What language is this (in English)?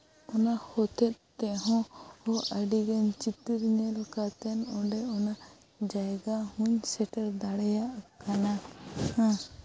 Santali